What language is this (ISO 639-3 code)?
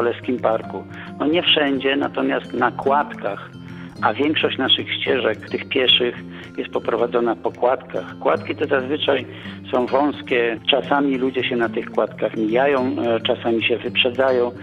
pol